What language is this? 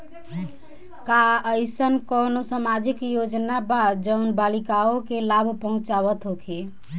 Bhojpuri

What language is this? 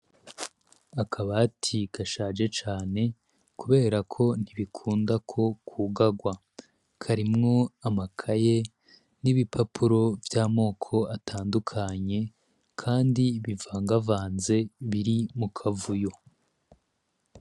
Rundi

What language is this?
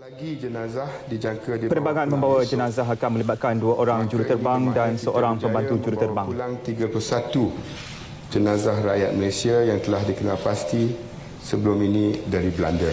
Malay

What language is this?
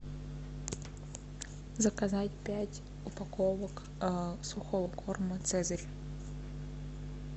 Russian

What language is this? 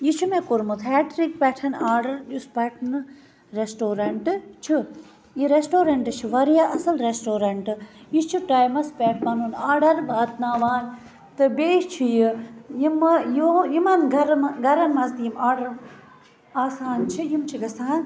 Kashmiri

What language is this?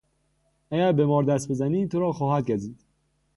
Persian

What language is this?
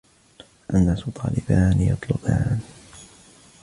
Arabic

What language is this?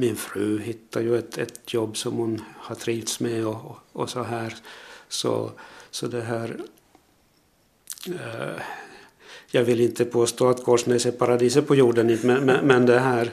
Swedish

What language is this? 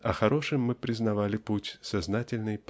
Russian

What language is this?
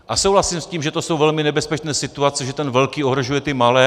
Czech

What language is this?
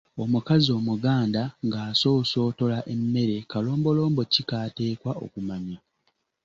Ganda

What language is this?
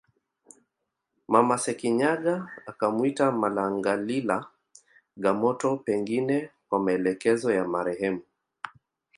Swahili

